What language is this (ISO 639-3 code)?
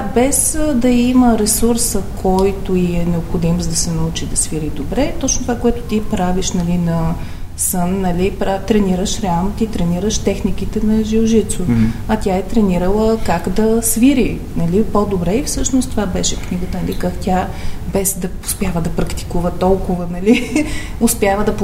bul